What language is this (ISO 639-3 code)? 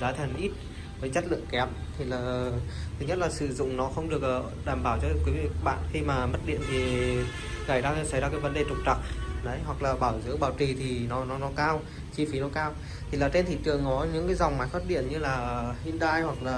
vie